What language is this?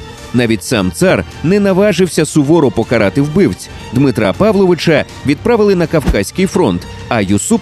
Ukrainian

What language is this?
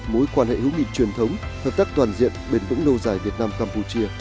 Vietnamese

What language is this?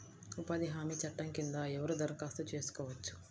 Telugu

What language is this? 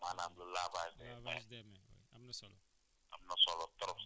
Wolof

